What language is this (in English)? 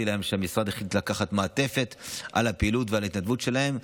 Hebrew